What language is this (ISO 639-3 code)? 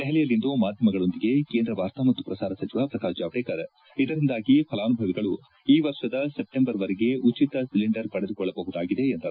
kan